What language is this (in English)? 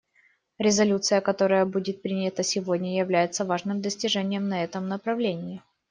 Russian